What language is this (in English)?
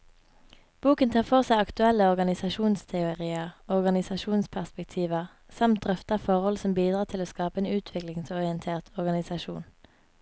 Norwegian